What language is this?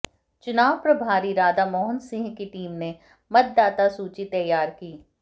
Hindi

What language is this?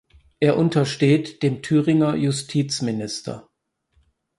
German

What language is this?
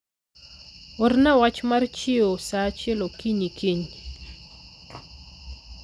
Luo (Kenya and Tanzania)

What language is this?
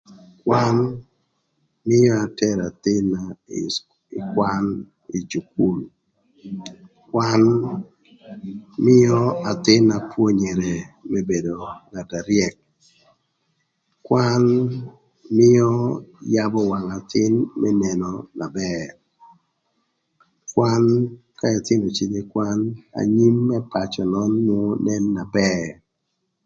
Thur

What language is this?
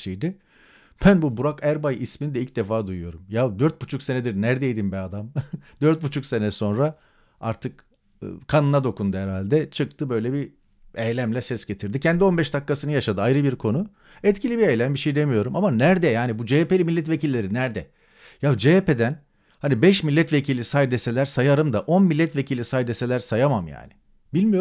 Turkish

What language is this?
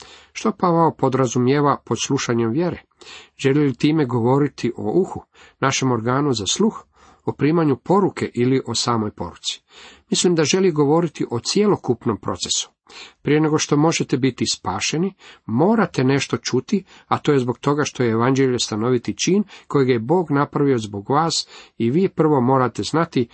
Croatian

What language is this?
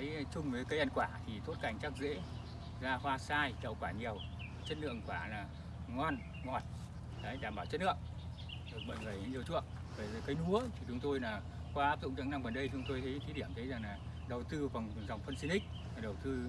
Vietnamese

